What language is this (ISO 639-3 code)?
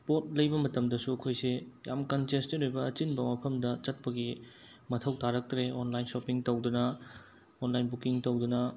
mni